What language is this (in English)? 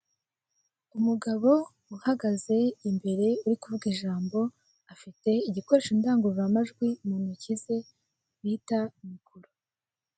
Kinyarwanda